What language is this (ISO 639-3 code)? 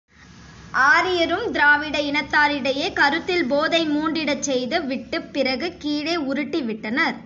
tam